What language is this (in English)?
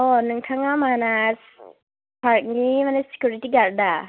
Bodo